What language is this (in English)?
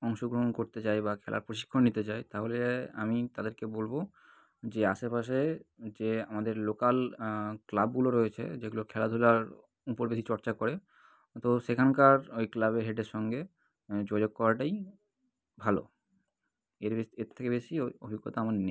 Bangla